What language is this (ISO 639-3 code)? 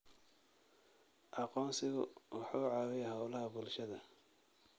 som